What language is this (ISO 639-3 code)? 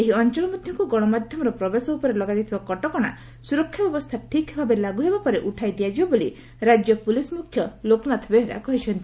ori